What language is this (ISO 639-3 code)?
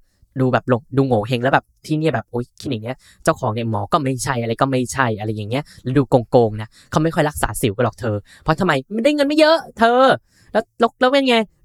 tha